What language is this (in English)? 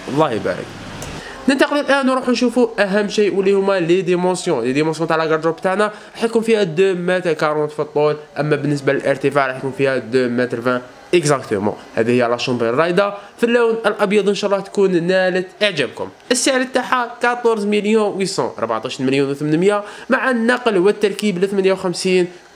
Arabic